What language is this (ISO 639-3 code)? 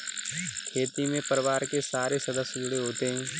hin